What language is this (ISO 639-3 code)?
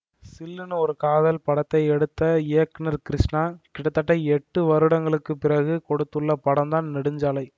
tam